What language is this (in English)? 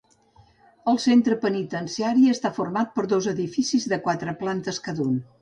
Catalan